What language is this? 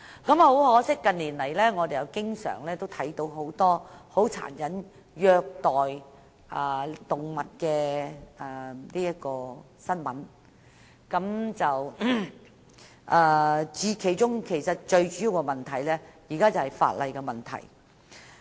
Cantonese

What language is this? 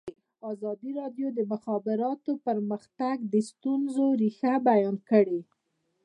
Pashto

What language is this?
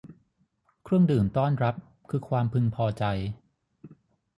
Thai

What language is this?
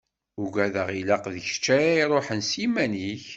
Kabyle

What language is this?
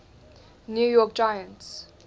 English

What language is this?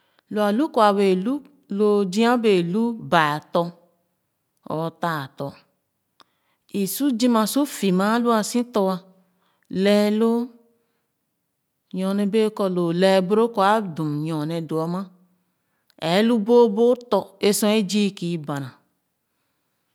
Khana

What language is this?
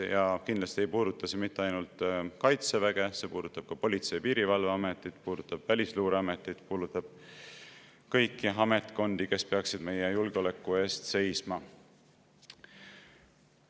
Estonian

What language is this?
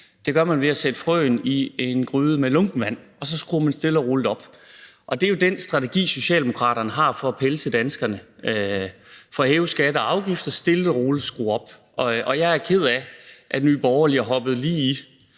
Danish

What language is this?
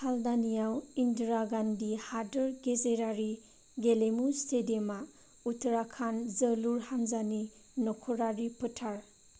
Bodo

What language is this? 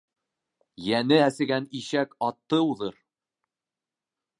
Bashkir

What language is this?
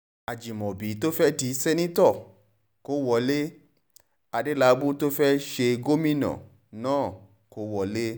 Yoruba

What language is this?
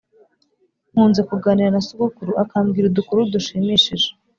Kinyarwanda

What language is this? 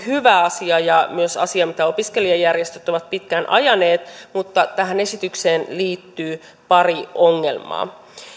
Finnish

